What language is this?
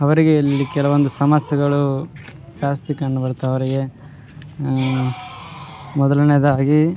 Kannada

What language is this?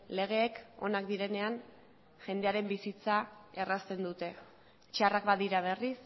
Basque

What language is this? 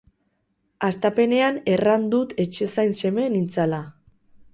Basque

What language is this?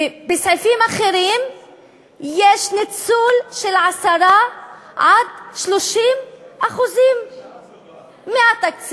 Hebrew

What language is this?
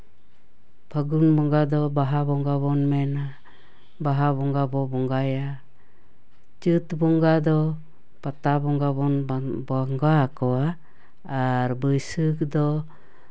Santali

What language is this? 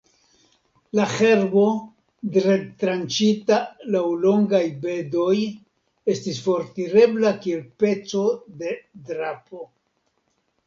Esperanto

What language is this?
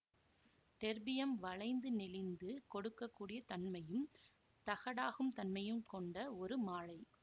Tamil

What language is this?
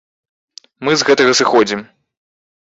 Belarusian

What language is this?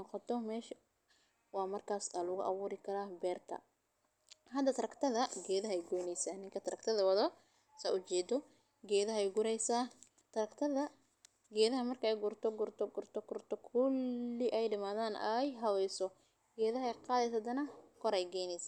Somali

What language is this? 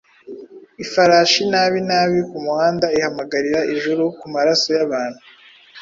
Kinyarwanda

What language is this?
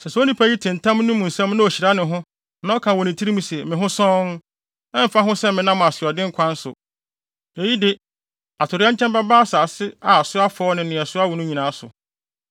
Akan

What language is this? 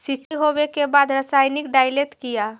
Magahi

